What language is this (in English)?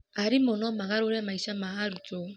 Kikuyu